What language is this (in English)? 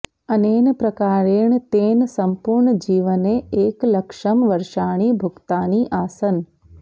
Sanskrit